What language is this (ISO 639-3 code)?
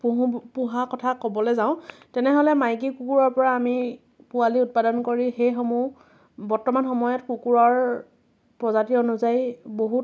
asm